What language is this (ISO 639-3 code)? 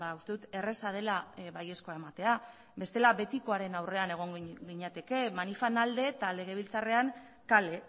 eus